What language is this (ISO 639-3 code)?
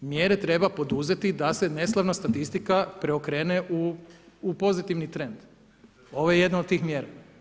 hrv